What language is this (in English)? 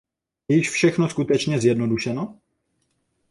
Czech